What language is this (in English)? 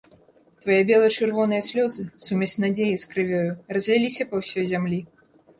Belarusian